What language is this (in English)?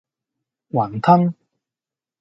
Cantonese